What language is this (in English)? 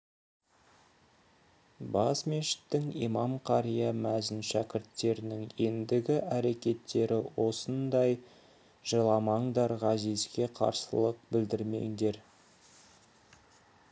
Kazakh